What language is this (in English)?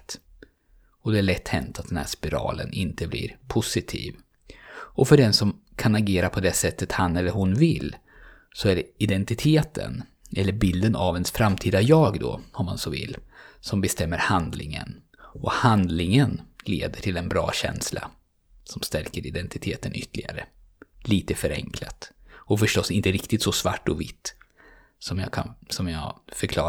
Swedish